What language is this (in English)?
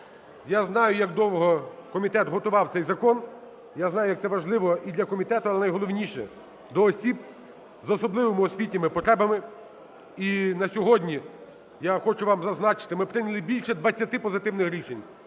Ukrainian